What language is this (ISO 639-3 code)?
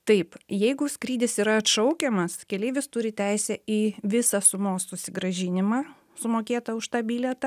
lit